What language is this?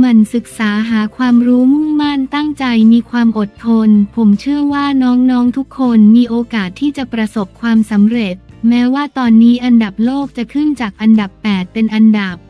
Thai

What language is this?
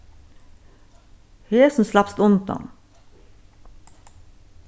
Faroese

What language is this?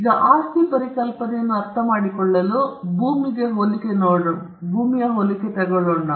Kannada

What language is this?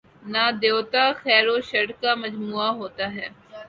Urdu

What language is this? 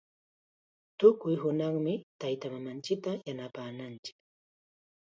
Chiquián Ancash Quechua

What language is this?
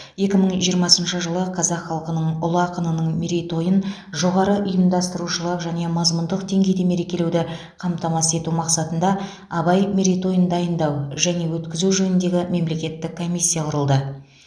Kazakh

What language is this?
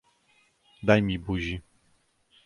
Polish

